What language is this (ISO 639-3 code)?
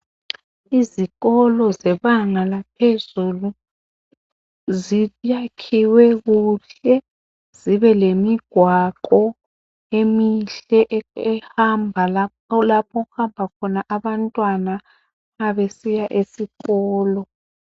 nde